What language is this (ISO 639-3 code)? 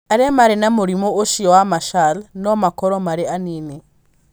kik